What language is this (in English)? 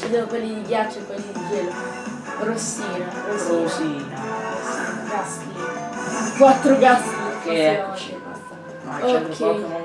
Italian